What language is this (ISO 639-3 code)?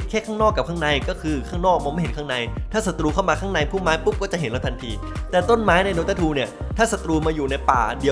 tha